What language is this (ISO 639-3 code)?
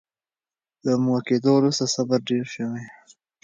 pus